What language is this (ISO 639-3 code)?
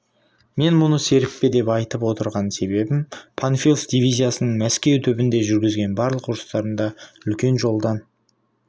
kaz